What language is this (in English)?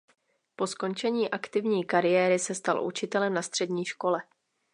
Czech